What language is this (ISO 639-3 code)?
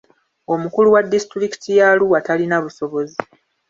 lug